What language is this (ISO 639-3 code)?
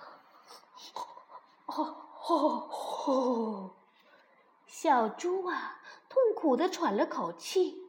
zho